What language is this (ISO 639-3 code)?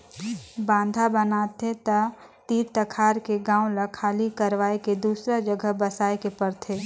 hne